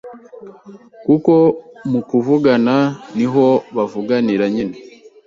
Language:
Kinyarwanda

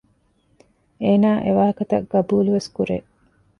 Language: Divehi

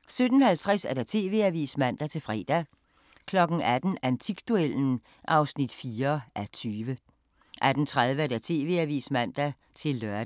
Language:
Danish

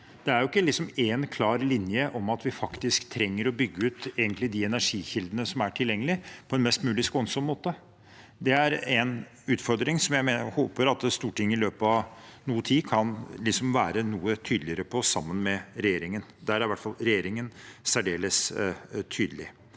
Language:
Norwegian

